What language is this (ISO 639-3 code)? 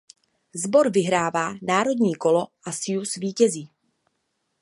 ces